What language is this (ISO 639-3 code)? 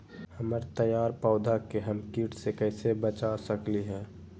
mag